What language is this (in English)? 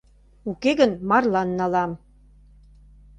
Mari